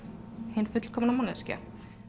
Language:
Icelandic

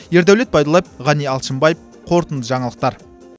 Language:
Kazakh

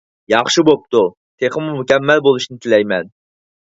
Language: Uyghur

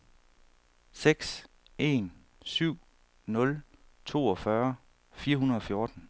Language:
Danish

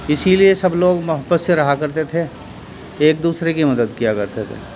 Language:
Urdu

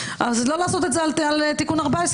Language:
Hebrew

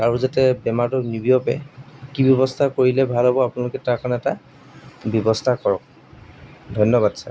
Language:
Assamese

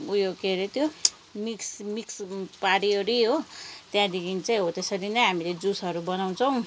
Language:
Nepali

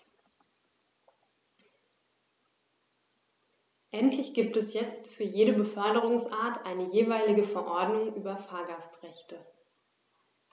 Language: German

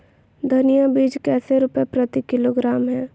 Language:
Magahi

